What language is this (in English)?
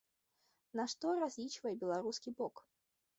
Belarusian